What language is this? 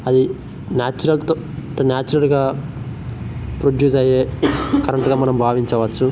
Telugu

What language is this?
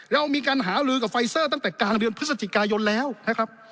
Thai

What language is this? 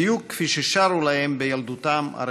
Hebrew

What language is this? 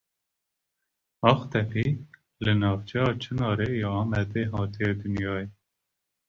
Kurdish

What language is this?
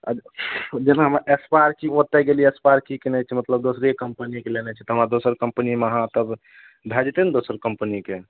Maithili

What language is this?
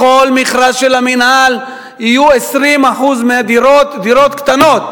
Hebrew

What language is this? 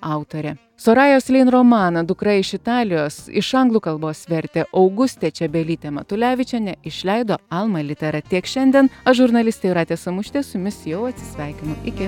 Lithuanian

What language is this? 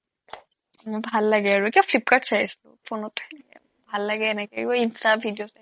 Assamese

